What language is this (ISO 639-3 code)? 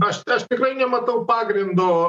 lit